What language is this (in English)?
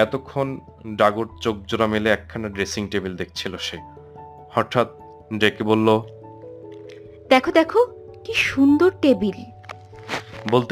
Bangla